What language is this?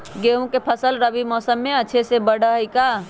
Magahi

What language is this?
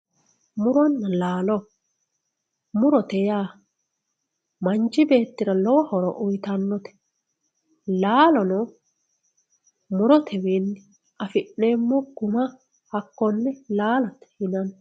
Sidamo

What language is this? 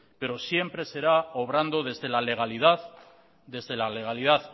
Spanish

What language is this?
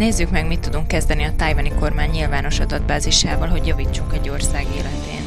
Hungarian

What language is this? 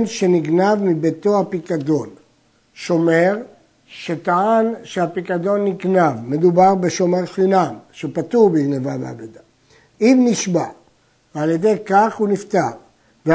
Hebrew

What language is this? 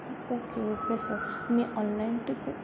Marathi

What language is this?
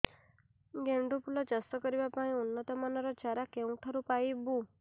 Odia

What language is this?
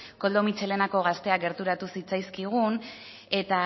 Basque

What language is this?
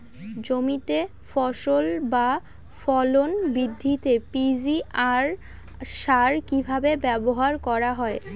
Bangla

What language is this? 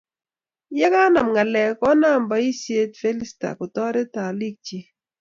Kalenjin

